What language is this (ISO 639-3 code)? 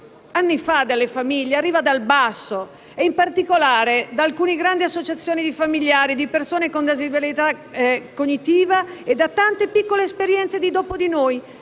ita